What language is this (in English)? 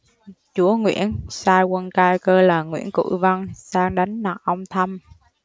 Vietnamese